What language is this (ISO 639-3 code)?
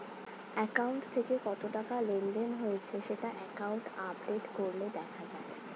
ben